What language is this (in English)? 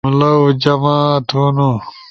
Ushojo